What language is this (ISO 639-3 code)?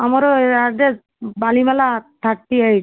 ori